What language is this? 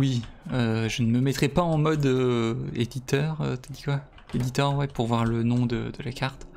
French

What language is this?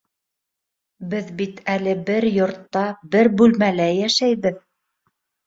Bashkir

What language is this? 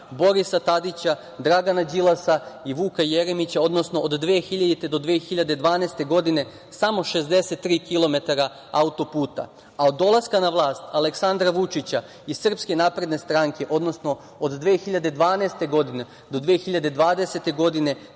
Serbian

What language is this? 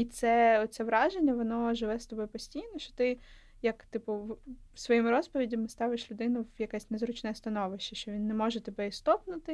Ukrainian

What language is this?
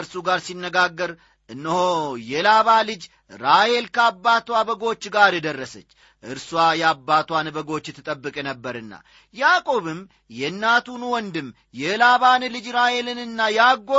Amharic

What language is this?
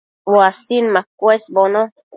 Matsés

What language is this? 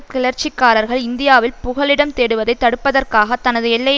Tamil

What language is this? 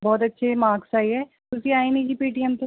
Punjabi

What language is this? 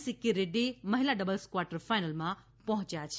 Gujarati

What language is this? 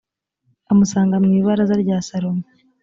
Kinyarwanda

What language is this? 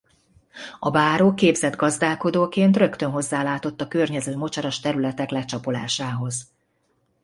Hungarian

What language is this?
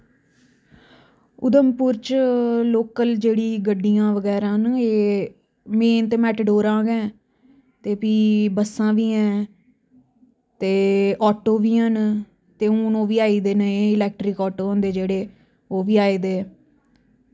Dogri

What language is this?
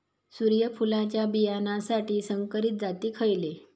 Marathi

